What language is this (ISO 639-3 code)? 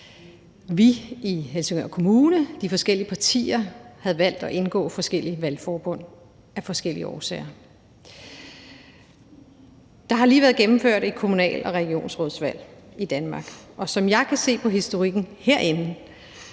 dan